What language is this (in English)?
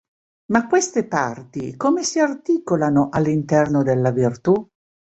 Italian